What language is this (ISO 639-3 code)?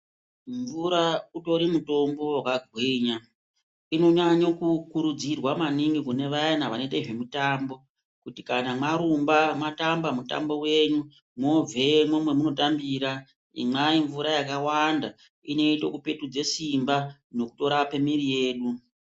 ndc